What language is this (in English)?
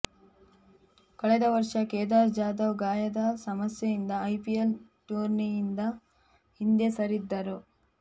Kannada